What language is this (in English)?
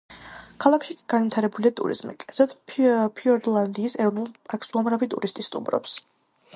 Georgian